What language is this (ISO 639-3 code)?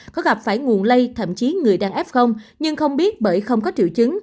vie